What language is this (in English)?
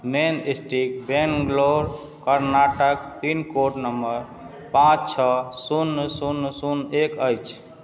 Maithili